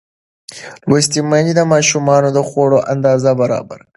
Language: Pashto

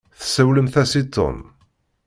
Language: Kabyle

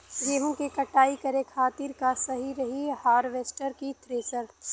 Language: Bhojpuri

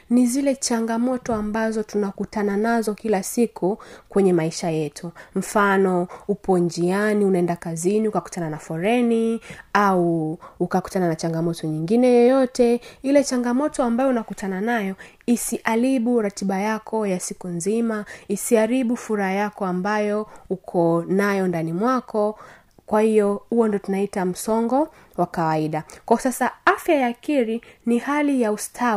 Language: Swahili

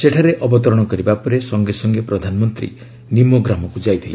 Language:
Odia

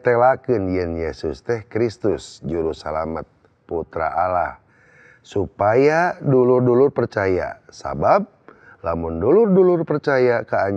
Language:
Indonesian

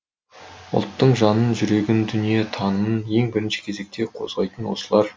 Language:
Kazakh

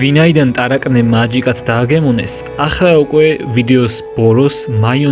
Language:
Turkish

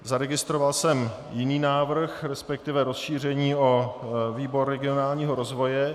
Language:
Czech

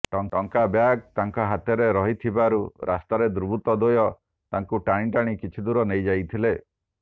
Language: Odia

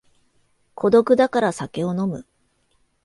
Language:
Japanese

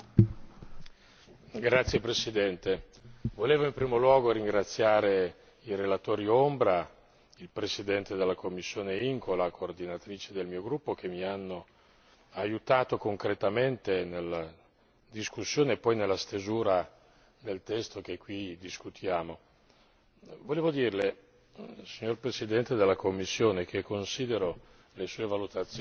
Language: Italian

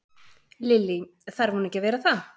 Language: Icelandic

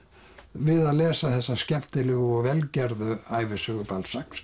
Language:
Icelandic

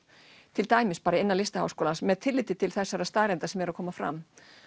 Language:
Icelandic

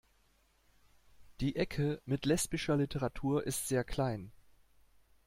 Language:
German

